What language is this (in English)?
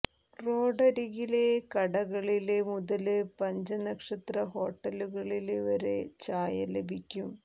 Malayalam